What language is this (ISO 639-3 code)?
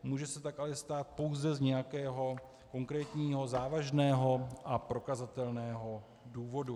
ces